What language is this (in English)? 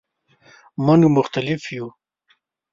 Pashto